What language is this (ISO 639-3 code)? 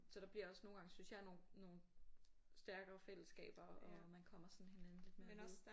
dan